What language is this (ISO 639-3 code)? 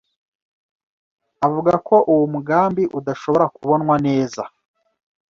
kin